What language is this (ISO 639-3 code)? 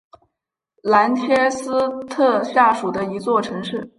zho